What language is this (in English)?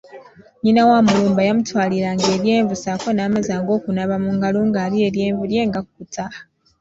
Ganda